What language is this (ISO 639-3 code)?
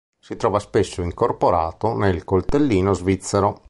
ita